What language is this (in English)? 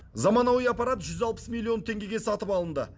Kazakh